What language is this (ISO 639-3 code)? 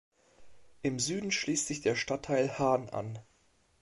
deu